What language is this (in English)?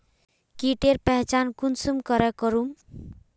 Magahi